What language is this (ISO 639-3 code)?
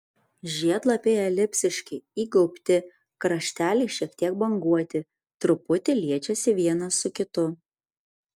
lit